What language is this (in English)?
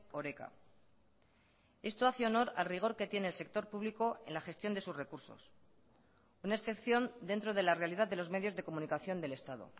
Spanish